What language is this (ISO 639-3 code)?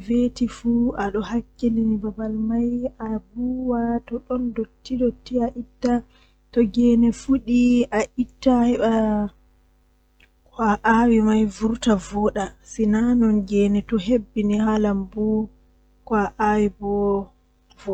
fuh